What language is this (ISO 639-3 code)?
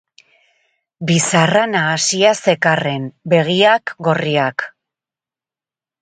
eus